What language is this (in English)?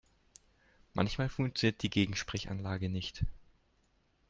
German